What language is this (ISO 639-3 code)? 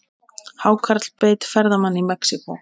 isl